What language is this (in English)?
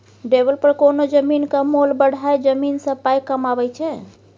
Maithili